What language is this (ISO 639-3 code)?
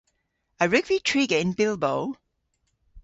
cor